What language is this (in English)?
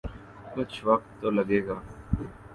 Urdu